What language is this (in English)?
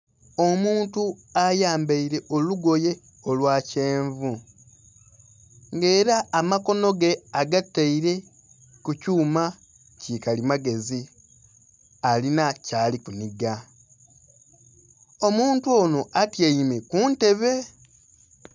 Soga